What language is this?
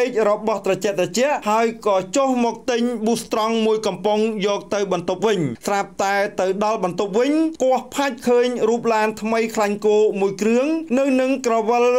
Thai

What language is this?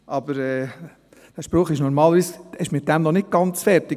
Swiss German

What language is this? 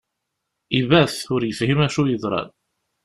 Kabyle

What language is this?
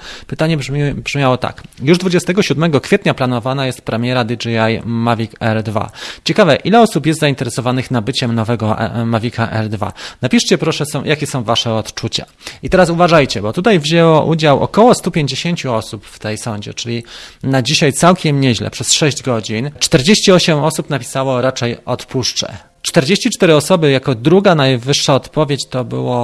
Polish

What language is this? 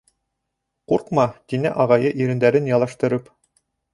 Bashkir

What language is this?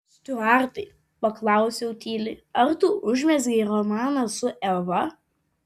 Lithuanian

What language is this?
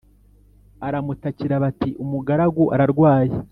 Kinyarwanda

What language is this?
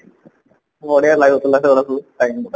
Odia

